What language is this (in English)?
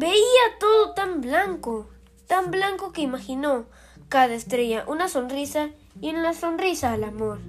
Spanish